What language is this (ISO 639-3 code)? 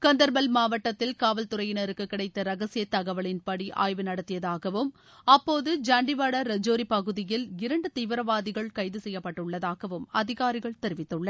tam